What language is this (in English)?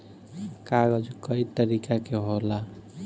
Bhojpuri